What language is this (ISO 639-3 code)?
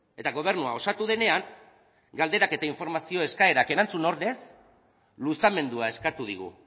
eus